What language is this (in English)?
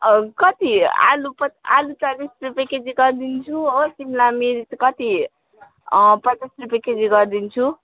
Nepali